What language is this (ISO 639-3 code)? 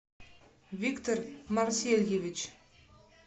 rus